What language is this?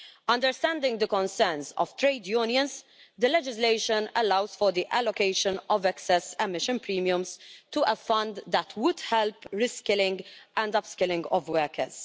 English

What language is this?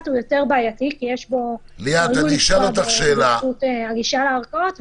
Hebrew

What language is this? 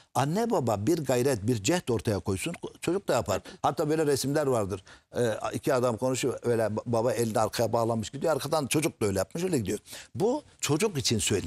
Turkish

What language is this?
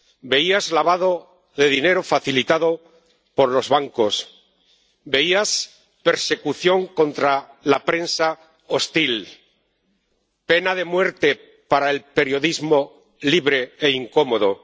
Spanish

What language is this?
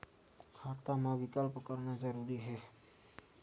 Chhattisgarhi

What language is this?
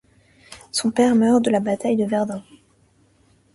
French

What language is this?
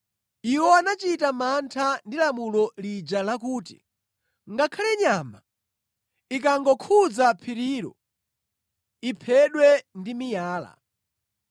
Nyanja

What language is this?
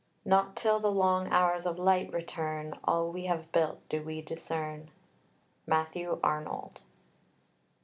English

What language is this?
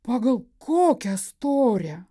Lithuanian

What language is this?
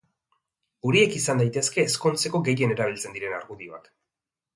Basque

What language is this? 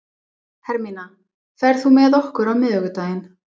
Icelandic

